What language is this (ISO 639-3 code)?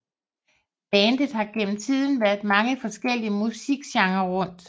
dan